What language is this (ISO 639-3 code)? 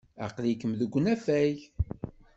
kab